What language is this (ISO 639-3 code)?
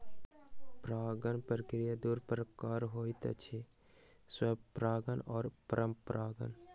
mai